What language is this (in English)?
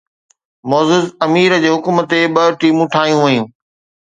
Sindhi